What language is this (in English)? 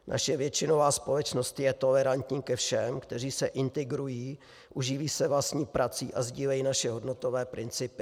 Czech